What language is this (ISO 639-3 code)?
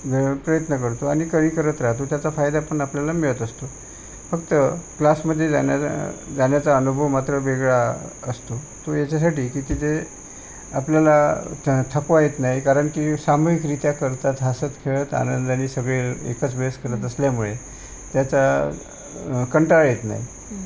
mar